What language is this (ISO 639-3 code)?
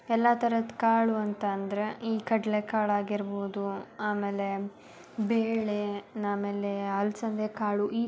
kan